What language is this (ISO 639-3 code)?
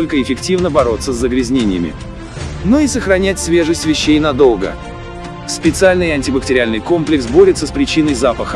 rus